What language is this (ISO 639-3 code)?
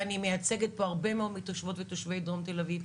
heb